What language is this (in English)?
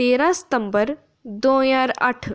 Dogri